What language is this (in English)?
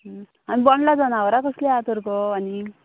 Konkani